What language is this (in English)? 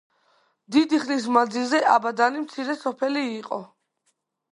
Georgian